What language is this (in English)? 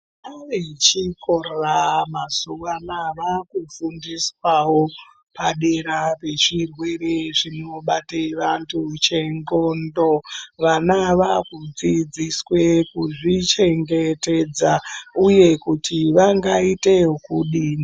Ndau